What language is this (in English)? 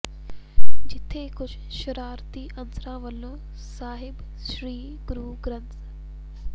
Punjabi